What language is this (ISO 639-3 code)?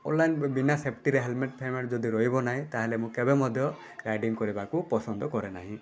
ori